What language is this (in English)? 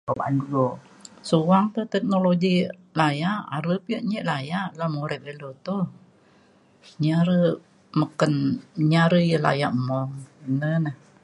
Mainstream Kenyah